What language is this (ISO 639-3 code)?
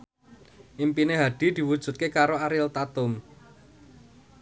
jav